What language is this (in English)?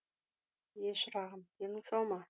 Kazakh